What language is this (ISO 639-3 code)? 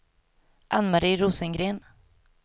swe